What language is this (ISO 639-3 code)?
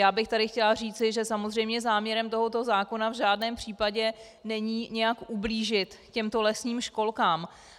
ces